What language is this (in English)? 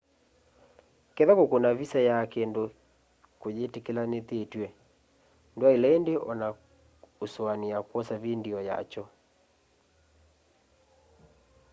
Kamba